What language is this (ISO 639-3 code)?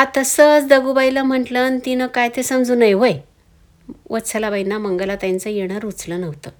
mar